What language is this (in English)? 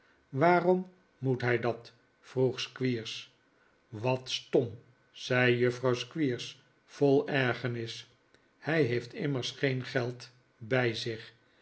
Dutch